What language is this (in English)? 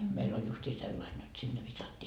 Finnish